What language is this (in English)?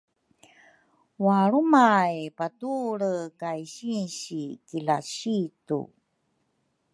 Rukai